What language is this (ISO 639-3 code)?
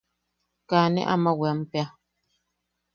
yaq